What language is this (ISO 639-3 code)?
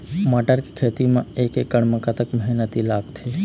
hne